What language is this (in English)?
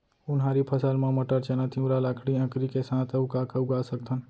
Chhattisgarhi